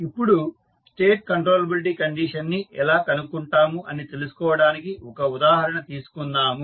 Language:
Telugu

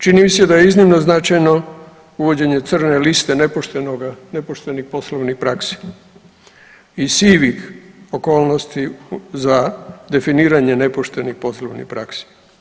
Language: Croatian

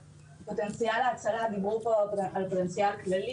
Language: Hebrew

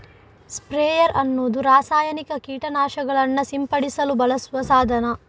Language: Kannada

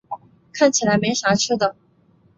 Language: Chinese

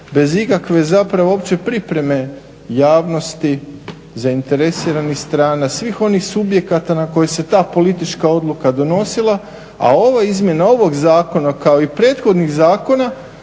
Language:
Croatian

